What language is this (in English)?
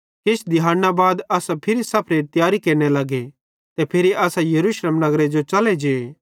Bhadrawahi